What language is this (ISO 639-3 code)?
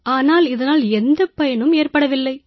tam